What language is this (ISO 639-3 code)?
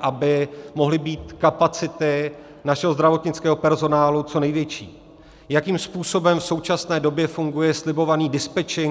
ces